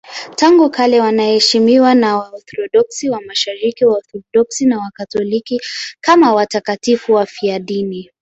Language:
Swahili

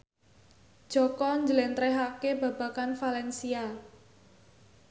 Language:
Javanese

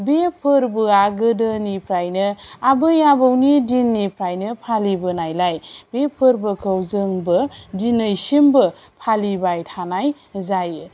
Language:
Bodo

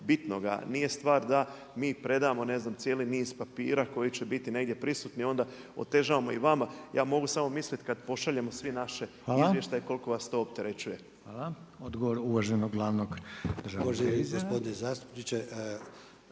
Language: Croatian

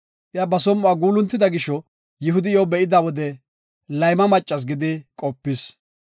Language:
Gofa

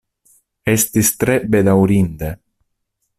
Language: Esperanto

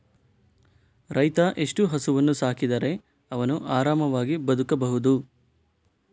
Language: Kannada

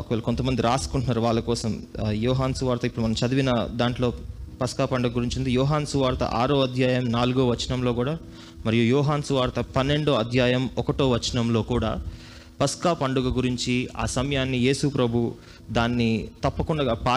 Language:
Telugu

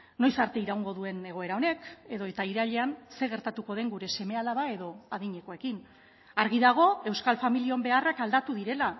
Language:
Basque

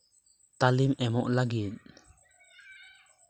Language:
Santali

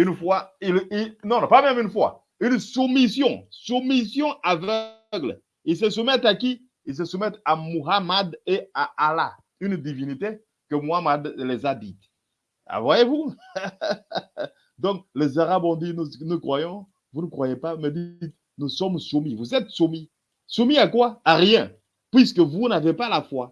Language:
French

